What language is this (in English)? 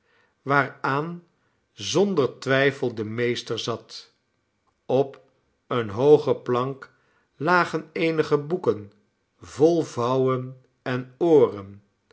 Dutch